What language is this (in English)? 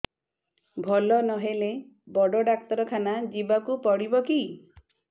Odia